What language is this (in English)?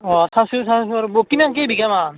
Assamese